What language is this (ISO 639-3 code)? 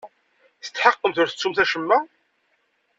kab